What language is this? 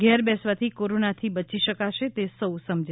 Gujarati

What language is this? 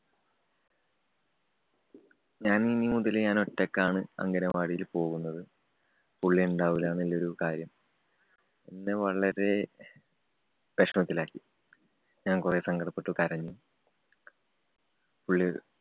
Malayalam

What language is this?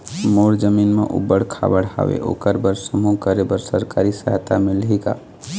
Chhattisgarhi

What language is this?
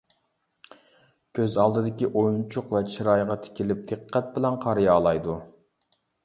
Uyghur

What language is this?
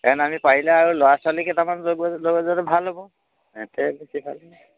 Assamese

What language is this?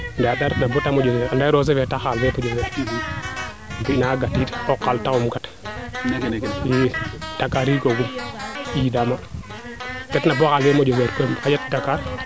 Serer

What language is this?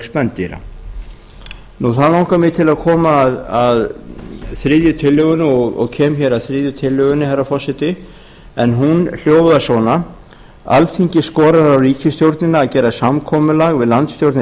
Icelandic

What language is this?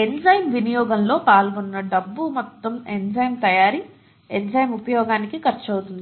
Telugu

